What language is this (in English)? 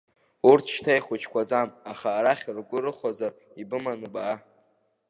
Abkhazian